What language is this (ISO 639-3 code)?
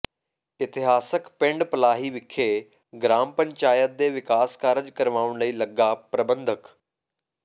pan